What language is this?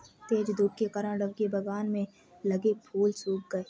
Hindi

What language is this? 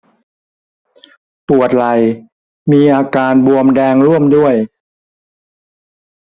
Thai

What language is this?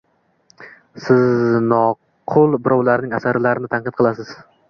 Uzbek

